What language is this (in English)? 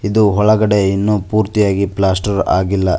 Kannada